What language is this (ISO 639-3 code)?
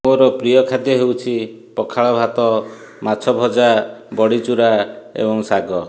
ori